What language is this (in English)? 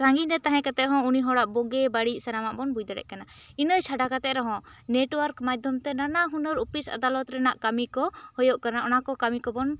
Santali